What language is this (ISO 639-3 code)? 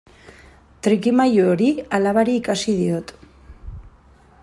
eus